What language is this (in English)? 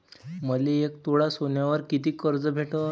Marathi